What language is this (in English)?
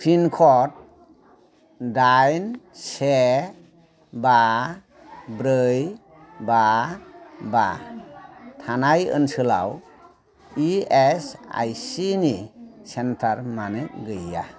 Bodo